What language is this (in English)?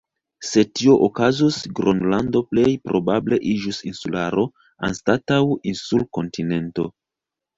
Esperanto